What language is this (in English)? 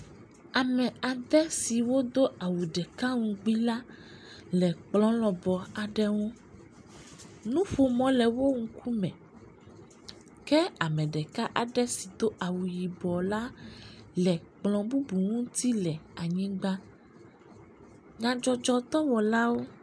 Ewe